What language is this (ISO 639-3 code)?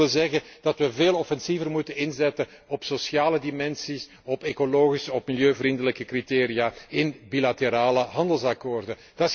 nld